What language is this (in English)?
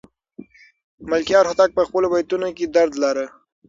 Pashto